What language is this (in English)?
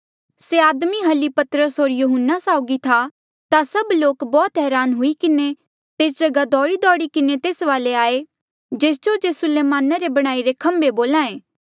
Mandeali